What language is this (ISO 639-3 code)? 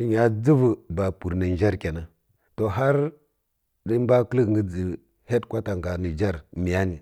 fkk